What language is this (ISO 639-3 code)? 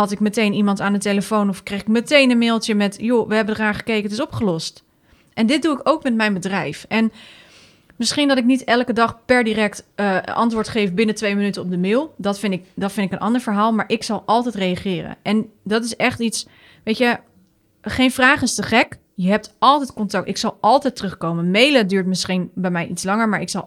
nld